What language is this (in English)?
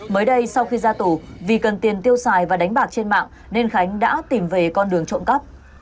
Vietnamese